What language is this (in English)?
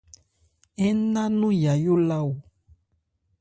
Ebrié